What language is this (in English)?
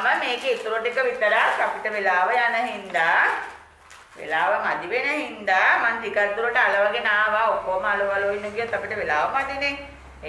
Thai